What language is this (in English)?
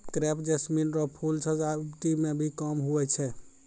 Maithili